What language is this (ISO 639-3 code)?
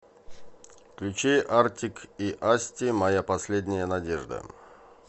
rus